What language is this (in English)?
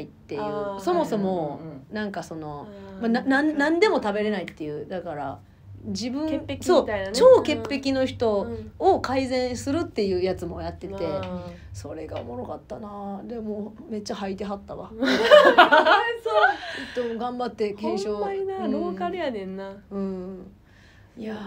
Japanese